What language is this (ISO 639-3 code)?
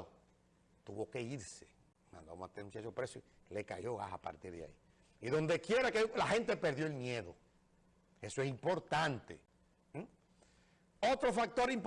spa